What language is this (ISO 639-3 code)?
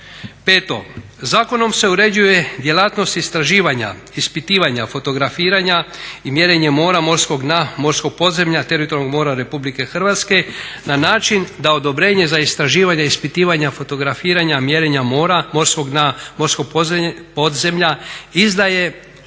hrv